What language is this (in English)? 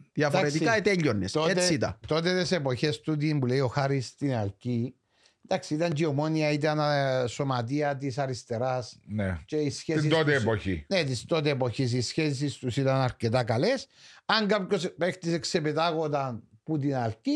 Greek